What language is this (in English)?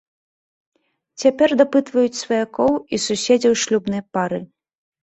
Belarusian